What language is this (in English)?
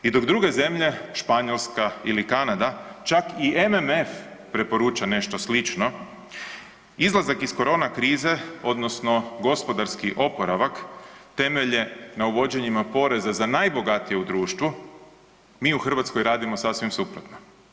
Croatian